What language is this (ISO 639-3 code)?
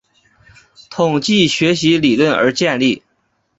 zho